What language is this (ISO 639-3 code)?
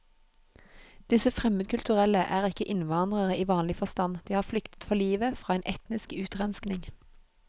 nor